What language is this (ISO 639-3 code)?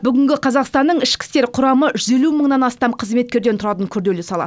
kaz